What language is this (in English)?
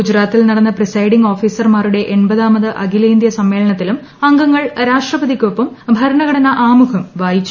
Malayalam